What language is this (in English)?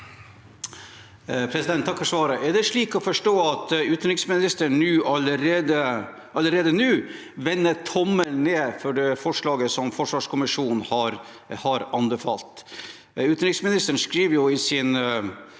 Norwegian